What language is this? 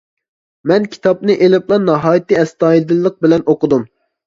Uyghur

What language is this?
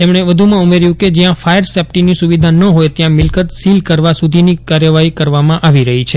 Gujarati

